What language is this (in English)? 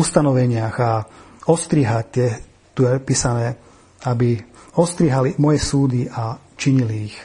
Slovak